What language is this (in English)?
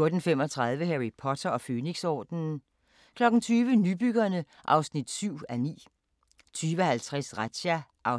Danish